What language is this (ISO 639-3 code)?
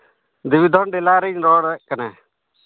sat